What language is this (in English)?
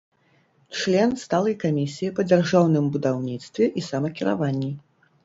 Belarusian